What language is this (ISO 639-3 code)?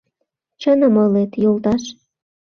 chm